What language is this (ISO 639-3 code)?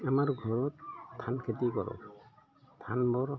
asm